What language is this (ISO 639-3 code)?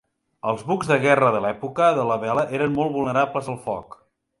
cat